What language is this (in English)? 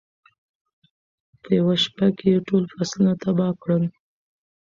Pashto